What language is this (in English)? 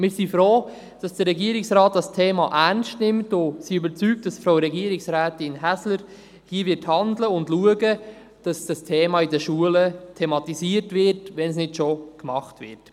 Swiss German